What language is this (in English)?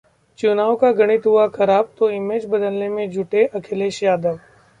Hindi